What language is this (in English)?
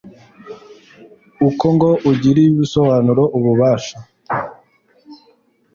Kinyarwanda